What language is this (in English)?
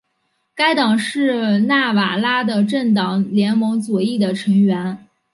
Chinese